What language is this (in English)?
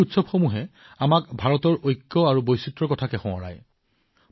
Assamese